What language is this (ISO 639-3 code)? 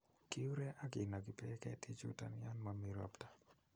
kln